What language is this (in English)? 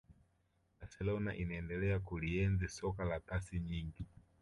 Swahili